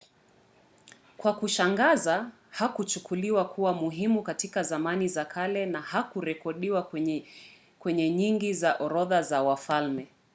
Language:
Swahili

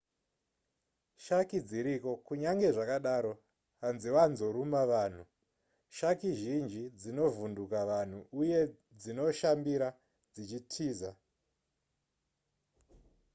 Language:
Shona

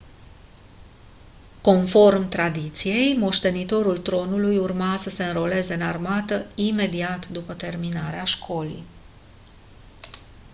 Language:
Romanian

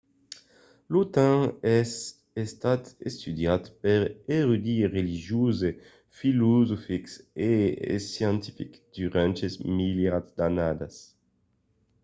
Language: Occitan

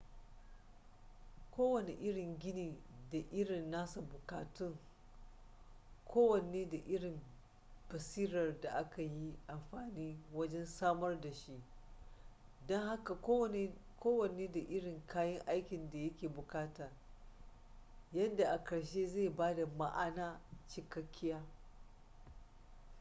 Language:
Hausa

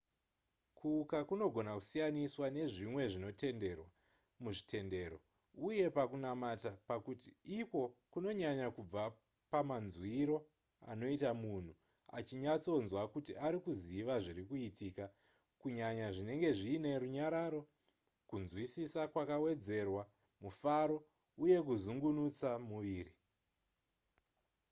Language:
Shona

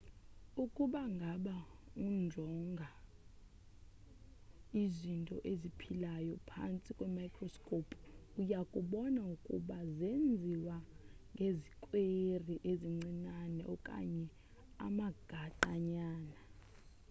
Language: Xhosa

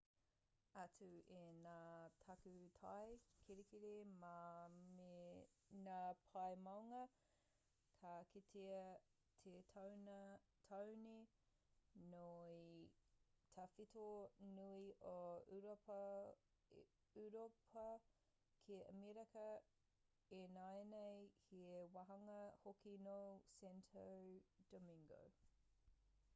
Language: Māori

